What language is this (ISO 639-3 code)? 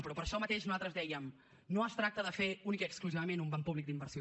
cat